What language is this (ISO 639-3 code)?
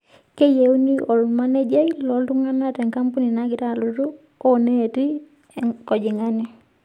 mas